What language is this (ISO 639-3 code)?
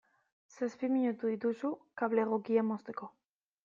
eus